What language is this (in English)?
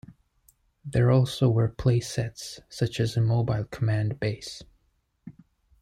English